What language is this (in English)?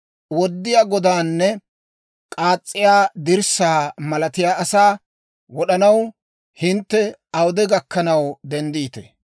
Dawro